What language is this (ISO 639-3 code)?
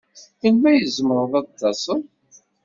kab